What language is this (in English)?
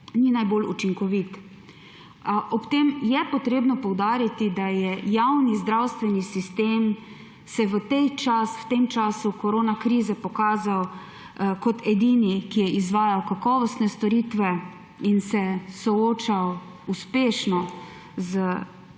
Slovenian